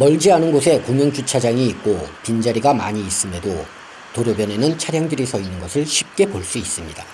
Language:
Korean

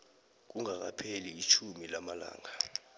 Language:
South Ndebele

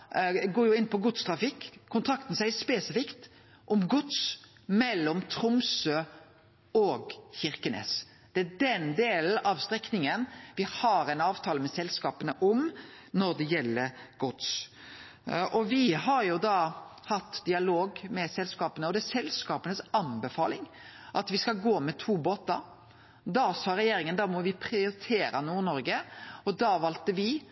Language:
Norwegian Nynorsk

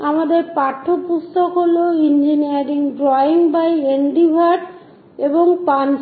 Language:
Bangla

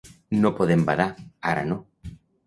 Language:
Catalan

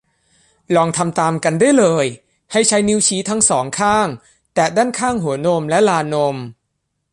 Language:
Thai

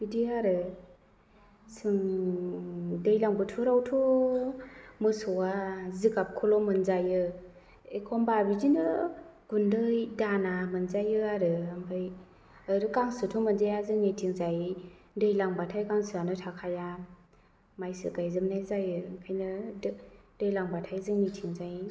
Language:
Bodo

